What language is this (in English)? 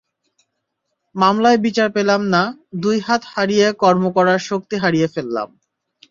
Bangla